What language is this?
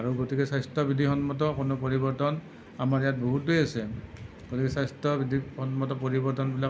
Assamese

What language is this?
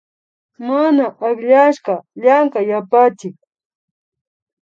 Imbabura Highland Quichua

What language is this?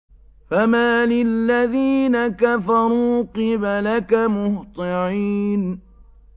Arabic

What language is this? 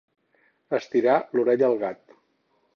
Catalan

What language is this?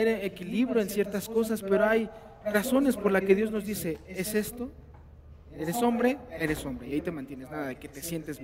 Spanish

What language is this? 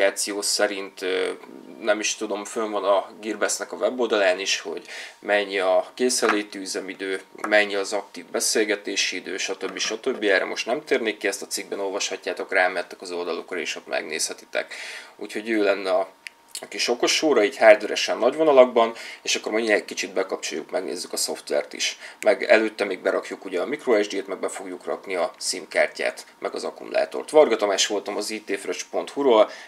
Hungarian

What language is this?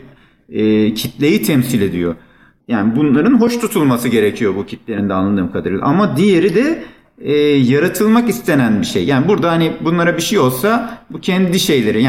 Turkish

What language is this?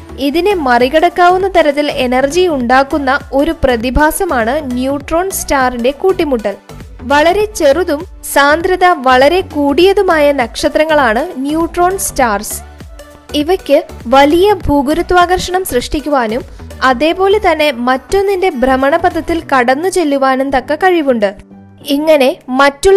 Malayalam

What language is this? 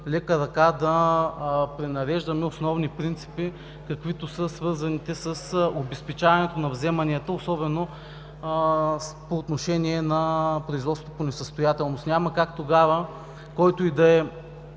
Bulgarian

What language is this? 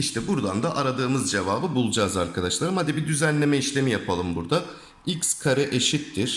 Turkish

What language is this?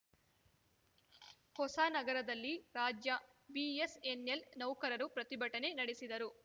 Kannada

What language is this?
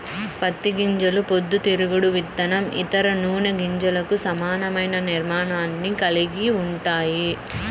Telugu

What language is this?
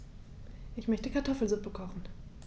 German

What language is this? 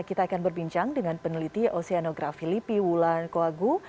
Indonesian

